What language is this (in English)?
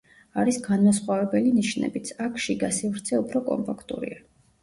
Georgian